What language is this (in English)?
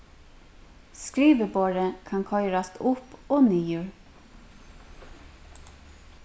Faroese